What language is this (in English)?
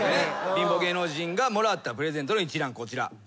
Japanese